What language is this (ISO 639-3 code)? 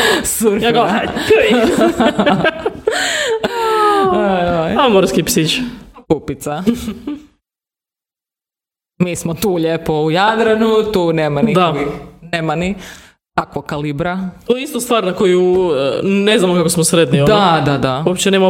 hrv